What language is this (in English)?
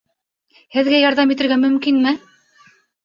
Bashkir